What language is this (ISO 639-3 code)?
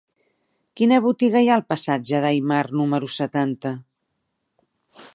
cat